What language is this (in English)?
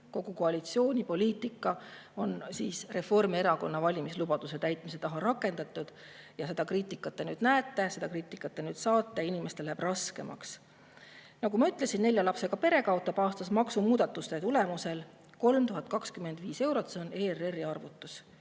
Estonian